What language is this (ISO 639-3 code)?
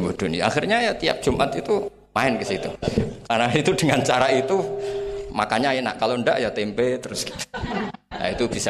ind